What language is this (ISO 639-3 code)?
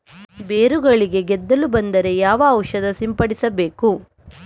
kan